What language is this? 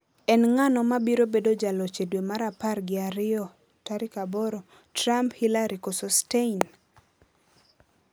Luo (Kenya and Tanzania)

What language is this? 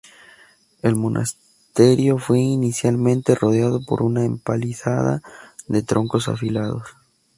Spanish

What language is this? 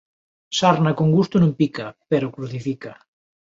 Galician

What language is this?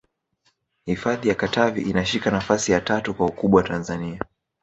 Swahili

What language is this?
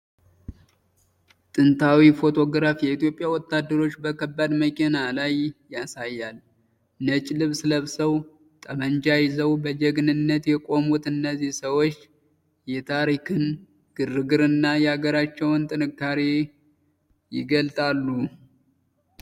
Amharic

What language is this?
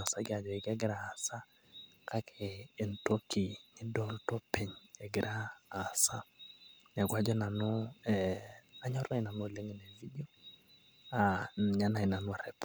Masai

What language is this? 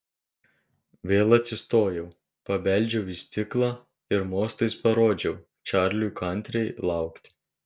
Lithuanian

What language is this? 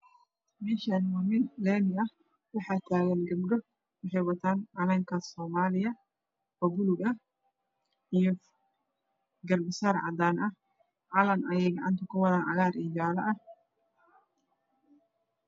Somali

